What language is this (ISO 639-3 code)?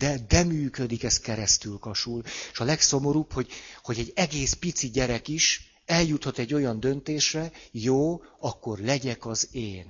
hun